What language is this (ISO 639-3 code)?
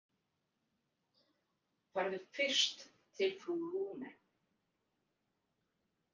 isl